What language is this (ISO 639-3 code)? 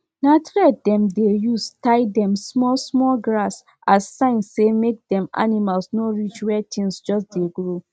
pcm